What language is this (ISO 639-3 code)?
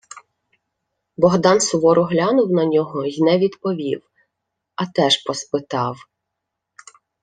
ukr